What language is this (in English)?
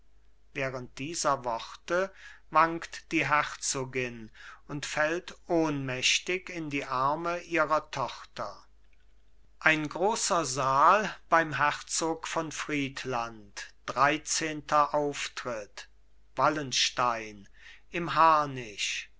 German